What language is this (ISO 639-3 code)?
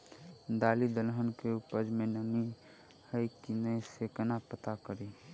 mai